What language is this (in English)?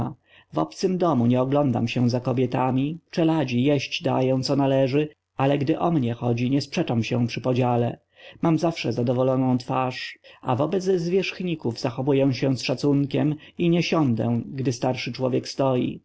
Polish